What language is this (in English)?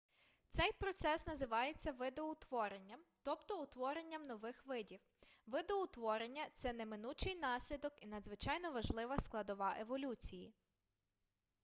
Ukrainian